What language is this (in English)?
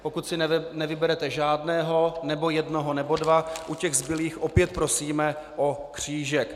Czech